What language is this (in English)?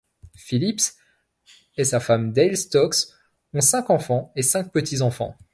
French